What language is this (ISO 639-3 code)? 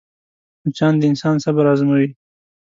pus